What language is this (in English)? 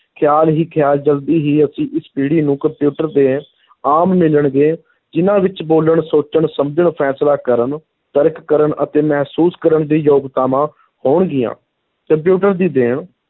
Punjabi